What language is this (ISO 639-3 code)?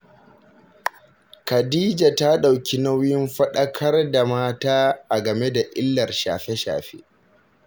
hau